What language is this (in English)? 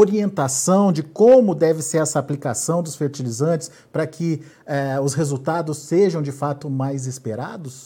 Portuguese